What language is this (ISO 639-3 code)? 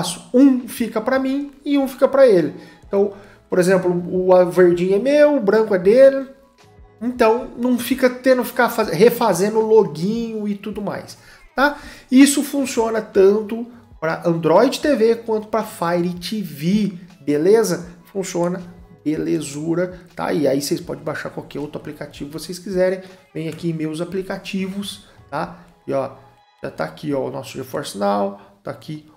por